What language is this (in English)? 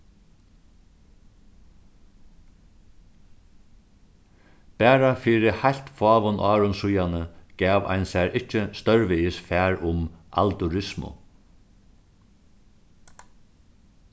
Faroese